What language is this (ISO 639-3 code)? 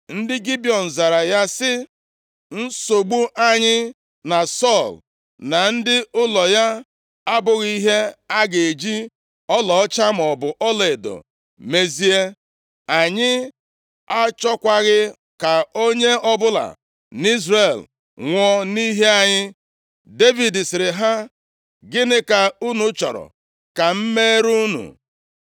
ibo